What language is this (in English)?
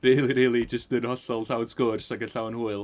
Welsh